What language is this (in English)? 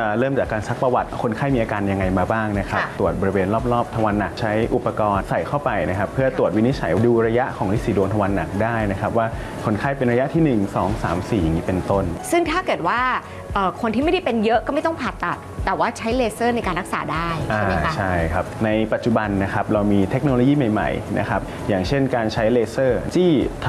Thai